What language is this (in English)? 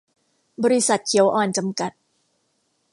Thai